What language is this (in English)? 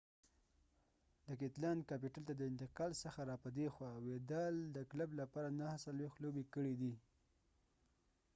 Pashto